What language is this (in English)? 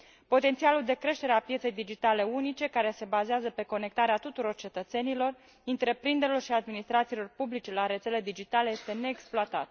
Romanian